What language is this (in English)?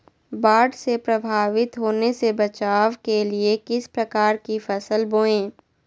Magahi